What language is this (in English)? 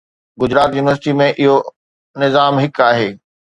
Sindhi